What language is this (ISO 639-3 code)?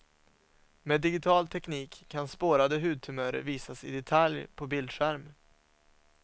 swe